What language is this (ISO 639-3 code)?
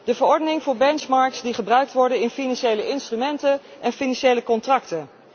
nld